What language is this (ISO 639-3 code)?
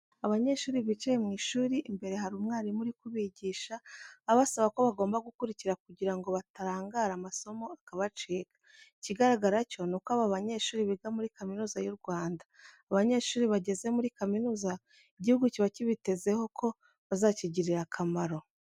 kin